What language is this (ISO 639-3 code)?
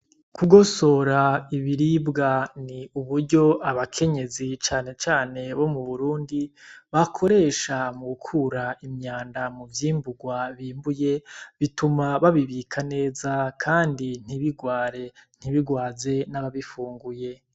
run